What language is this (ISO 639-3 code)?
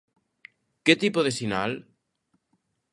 glg